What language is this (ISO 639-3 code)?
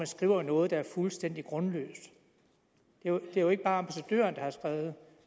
dan